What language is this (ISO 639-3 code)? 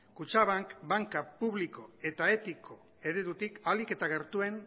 eus